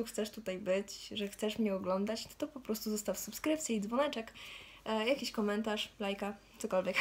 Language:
Polish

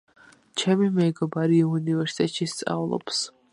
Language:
Georgian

